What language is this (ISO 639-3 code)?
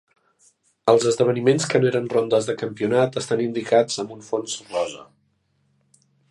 cat